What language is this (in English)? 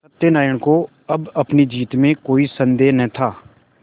Hindi